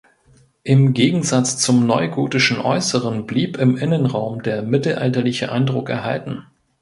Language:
German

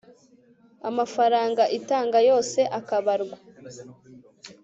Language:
Kinyarwanda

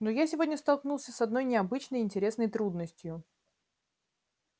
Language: Russian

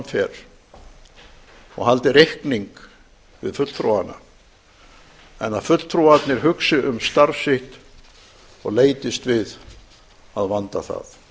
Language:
Icelandic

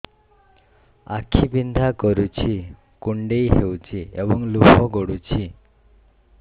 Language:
Odia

